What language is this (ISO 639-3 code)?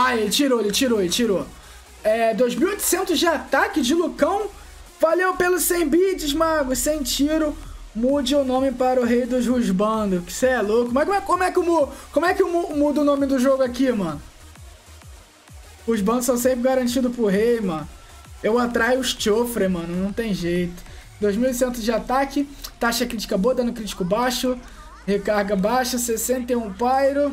por